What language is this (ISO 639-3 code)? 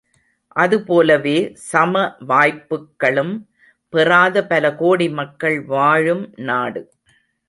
tam